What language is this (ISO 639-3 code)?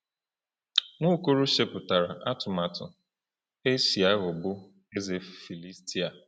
ibo